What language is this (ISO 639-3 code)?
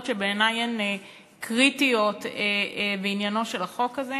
heb